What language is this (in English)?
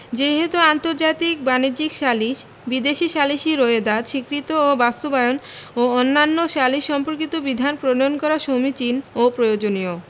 Bangla